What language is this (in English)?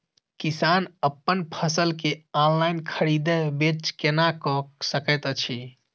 Maithili